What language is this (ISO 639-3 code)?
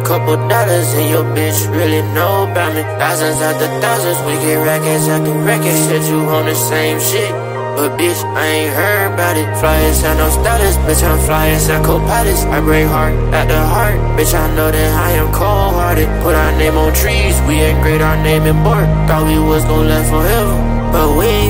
eng